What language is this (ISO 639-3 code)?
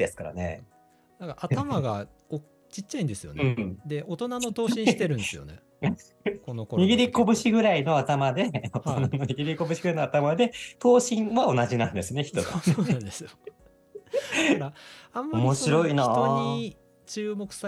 jpn